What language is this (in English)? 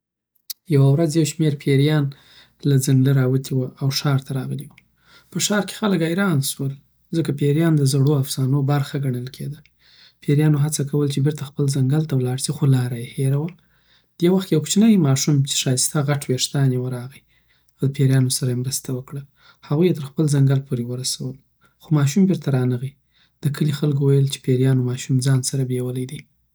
Southern Pashto